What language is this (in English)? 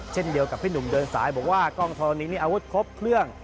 Thai